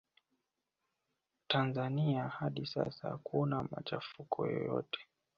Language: Swahili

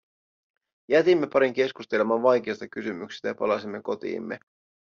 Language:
Finnish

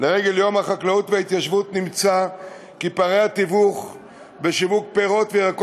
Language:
Hebrew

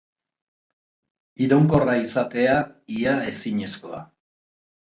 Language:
Basque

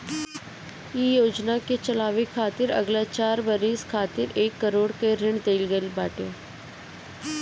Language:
Bhojpuri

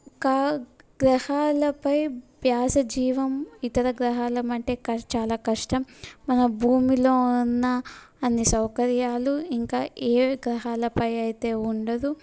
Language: Telugu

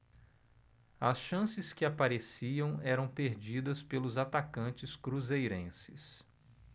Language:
Portuguese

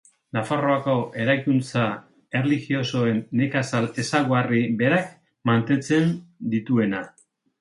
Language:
Basque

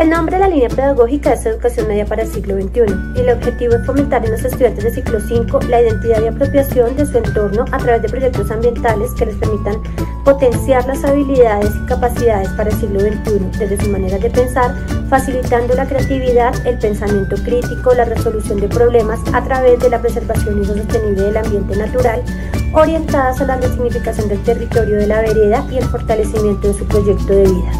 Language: Spanish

